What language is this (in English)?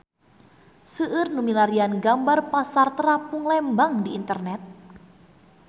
Sundanese